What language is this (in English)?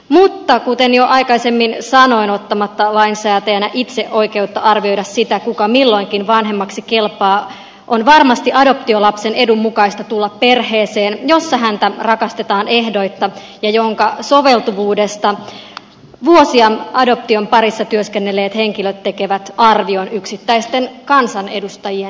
Finnish